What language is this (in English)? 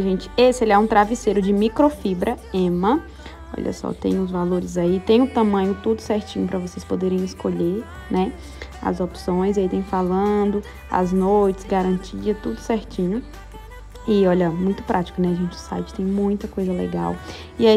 Portuguese